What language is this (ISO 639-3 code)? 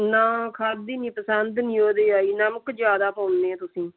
pan